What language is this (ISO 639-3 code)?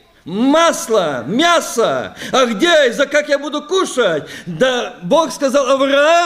rus